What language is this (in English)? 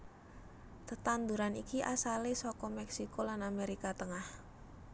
Javanese